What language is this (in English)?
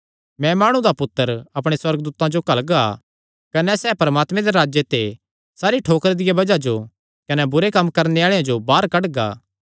Kangri